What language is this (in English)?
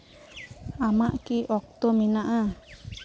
Santali